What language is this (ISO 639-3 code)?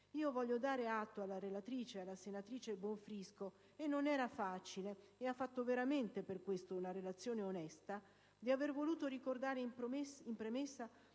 ita